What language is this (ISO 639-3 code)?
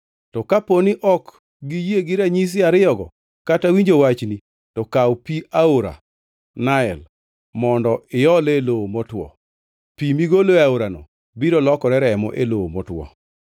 luo